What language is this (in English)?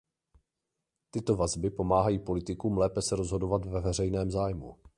Czech